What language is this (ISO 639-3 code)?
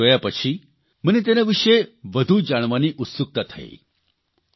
guj